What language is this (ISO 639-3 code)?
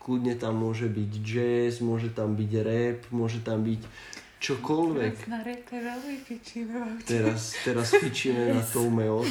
ces